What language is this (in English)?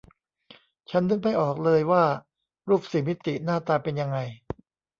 Thai